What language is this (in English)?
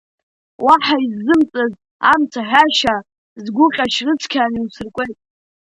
Abkhazian